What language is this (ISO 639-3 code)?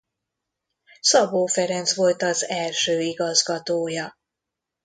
hun